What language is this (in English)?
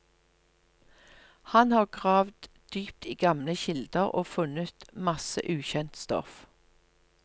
Norwegian